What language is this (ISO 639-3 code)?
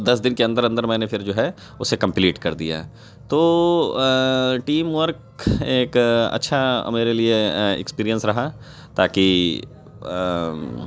urd